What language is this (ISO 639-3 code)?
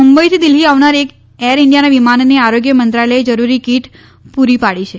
guj